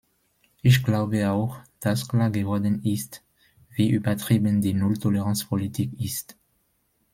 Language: German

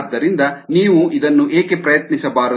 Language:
Kannada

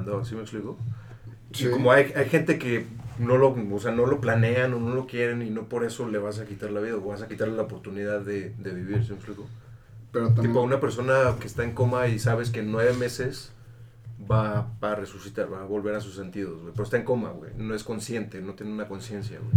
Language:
Spanish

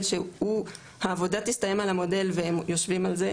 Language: Hebrew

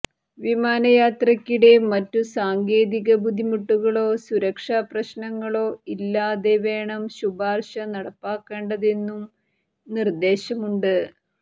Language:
Malayalam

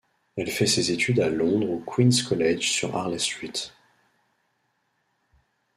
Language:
French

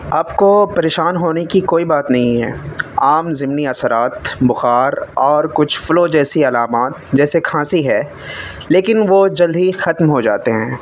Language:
Urdu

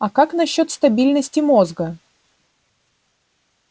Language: Russian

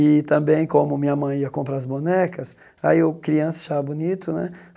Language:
Portuguese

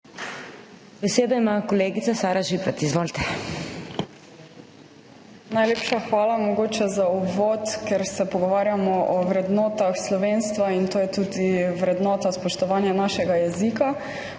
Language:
Slovenian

